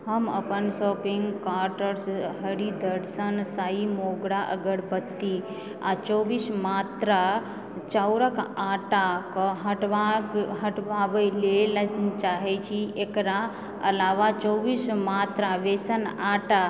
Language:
Maithili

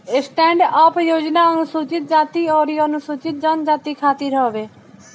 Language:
Bhojpuri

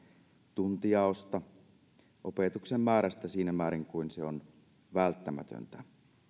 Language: Finnish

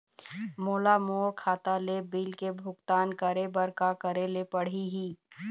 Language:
Chhattisgarhi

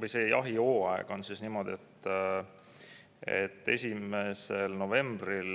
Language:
Estonian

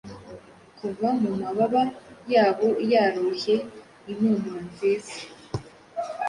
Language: Kinyarwanda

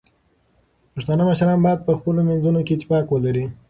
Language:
Pashto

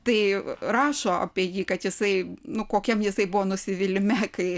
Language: Lithuanian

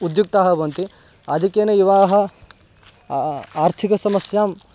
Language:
Sanskrit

